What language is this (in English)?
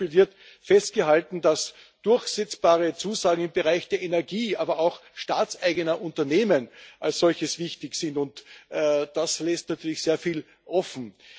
German